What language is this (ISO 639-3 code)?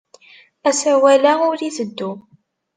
kab